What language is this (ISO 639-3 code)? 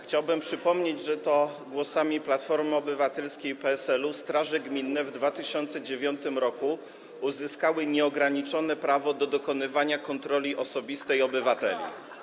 pol